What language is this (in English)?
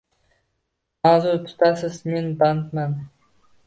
Uzbek